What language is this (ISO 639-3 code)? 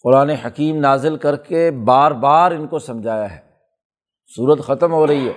urd